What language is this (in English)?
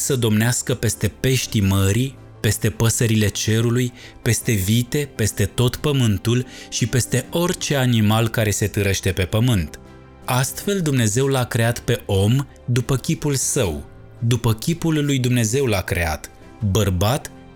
Romanian